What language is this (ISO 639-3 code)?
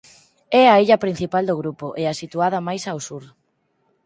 glg